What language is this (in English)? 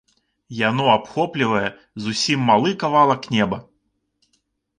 Belarusian